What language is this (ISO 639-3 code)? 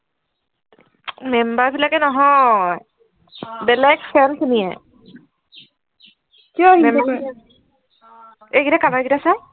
asm